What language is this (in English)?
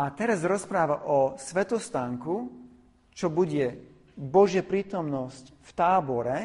Slovak